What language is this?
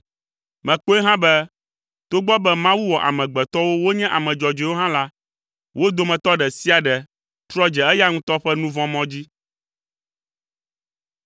Ewe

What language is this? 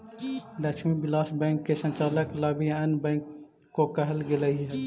Magahi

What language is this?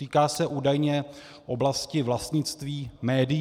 Czech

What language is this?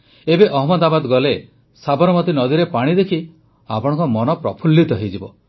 Odia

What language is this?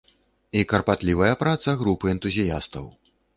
Belarusian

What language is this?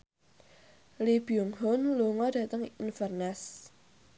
Javanese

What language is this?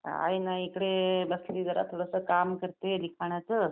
Marathi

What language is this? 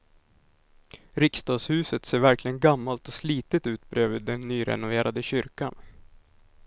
Swedish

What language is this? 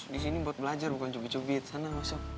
Indonesian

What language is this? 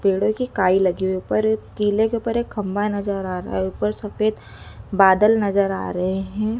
Hindi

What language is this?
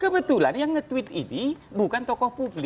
Indonesian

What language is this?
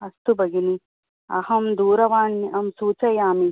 Sanskrit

